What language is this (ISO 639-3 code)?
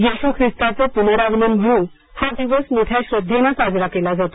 mar